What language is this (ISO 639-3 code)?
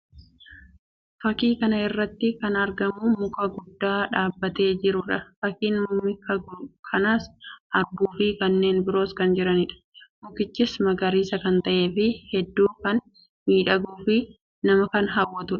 orm